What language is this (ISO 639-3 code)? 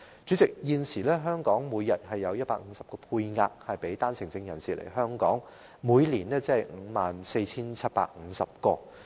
yue